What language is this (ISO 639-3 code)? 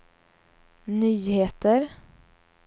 swe